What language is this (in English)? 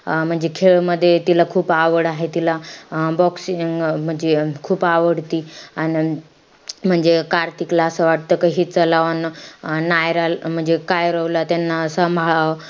Marathi